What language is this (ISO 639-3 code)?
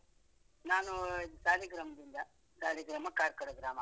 kan